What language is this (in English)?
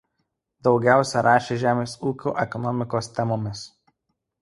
Lithuanian